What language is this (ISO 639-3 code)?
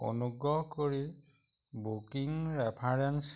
asm